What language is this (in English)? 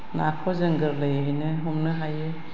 Bodo